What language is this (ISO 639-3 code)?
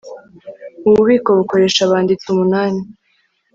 kin